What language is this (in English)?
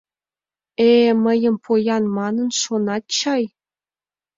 Mari